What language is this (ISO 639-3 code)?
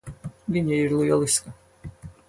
lav